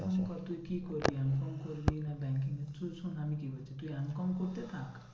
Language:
Bangla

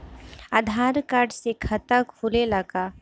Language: Bhojpuri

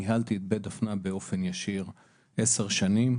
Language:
Hebrew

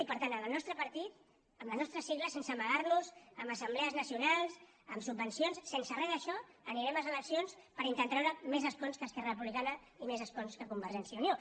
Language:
Catalan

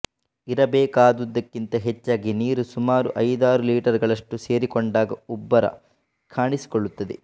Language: Kannada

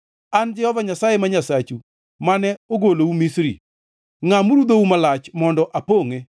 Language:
Luo (Kenya and Tanzania)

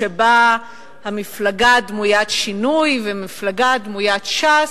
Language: Hebrew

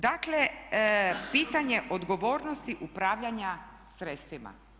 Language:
Croatian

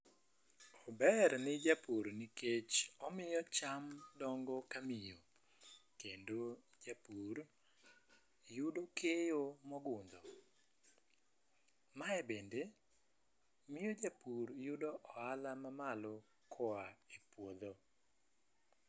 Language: Luo (Kenya and Tanzania)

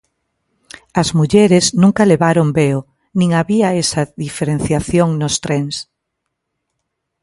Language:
Galician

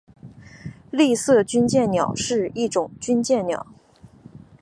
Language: Chinese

